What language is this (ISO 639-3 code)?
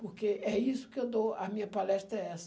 por